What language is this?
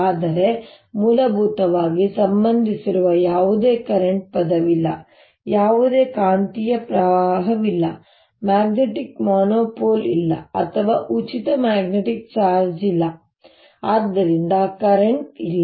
Kannada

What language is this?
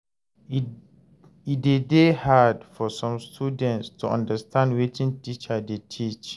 Nigerian Pidgin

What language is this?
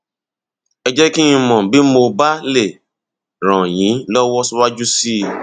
Yoruba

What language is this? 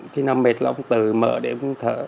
Vietnamese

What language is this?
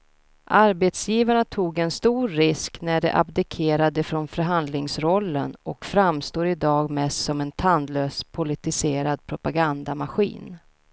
Swedish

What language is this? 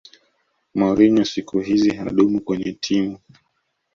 Swahili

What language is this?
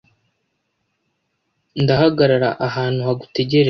Kinyarwanda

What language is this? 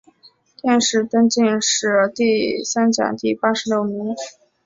Chinese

